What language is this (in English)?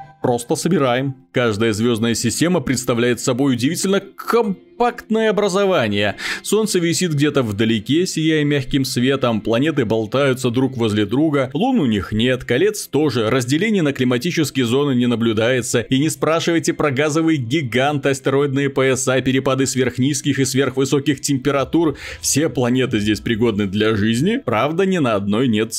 Russian